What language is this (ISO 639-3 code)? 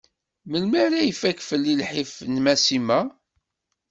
kab